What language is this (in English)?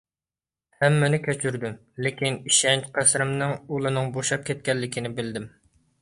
Uyghur